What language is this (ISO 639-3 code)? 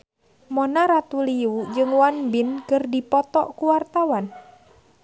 sun